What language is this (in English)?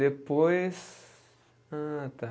Portuguese